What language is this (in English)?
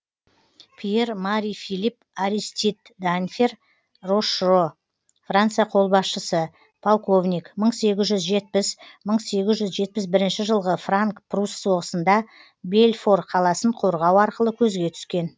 Kazakh